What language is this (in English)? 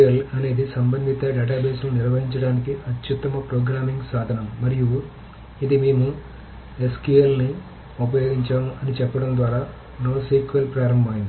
Telugu